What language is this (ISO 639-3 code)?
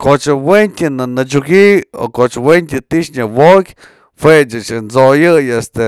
mzl